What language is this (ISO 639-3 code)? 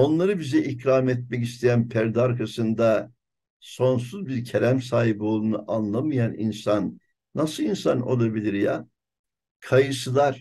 tur